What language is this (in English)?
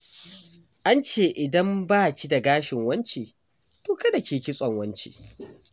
Hausa